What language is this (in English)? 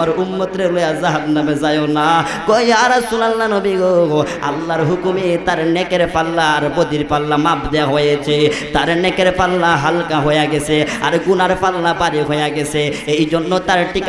Romanian